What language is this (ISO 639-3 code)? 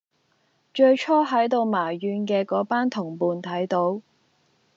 yue